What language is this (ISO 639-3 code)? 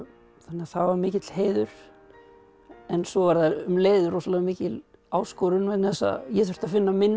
isl